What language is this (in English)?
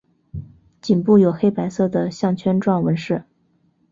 Chinese